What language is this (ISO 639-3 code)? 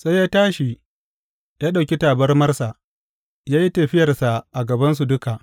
hau